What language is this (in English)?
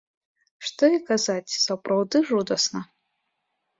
Belarusian